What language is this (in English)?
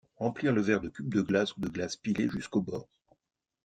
French